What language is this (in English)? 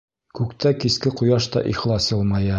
Bashkir